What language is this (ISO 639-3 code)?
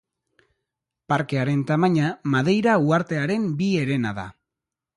eus